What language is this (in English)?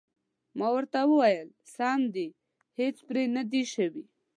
Pashto